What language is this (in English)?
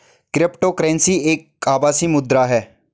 Hindi